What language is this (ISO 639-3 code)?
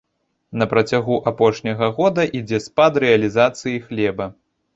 bel